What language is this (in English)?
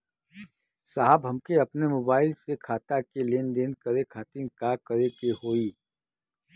Bhojpuri